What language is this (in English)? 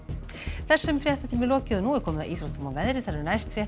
Icelandic